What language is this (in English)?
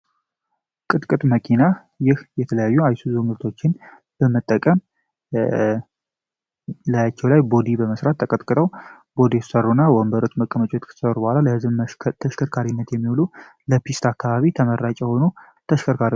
Amharic